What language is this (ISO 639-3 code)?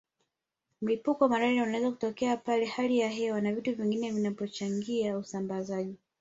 swa